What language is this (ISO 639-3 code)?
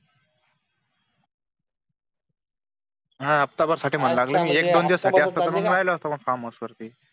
mar